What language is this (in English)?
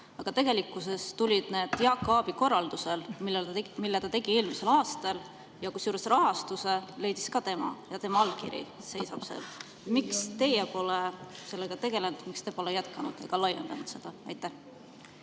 Estonian